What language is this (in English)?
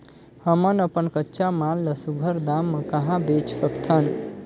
Chhattisgarhi